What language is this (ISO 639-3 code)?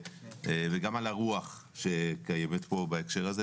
heb